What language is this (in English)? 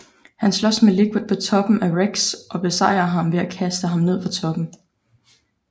Danish